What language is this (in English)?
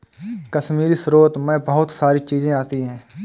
Hindi